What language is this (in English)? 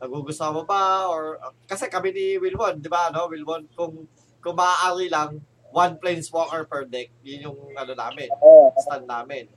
Filipino